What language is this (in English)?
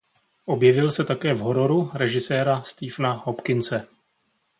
Czech